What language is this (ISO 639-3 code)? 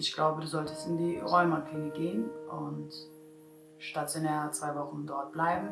deu